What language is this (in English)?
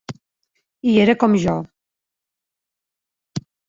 Catalan